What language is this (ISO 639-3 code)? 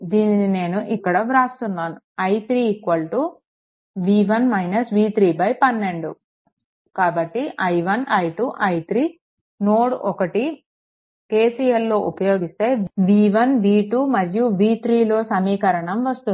tel